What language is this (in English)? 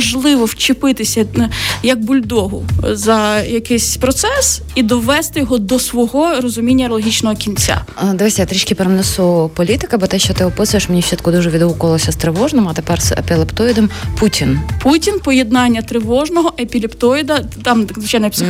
Ukrainian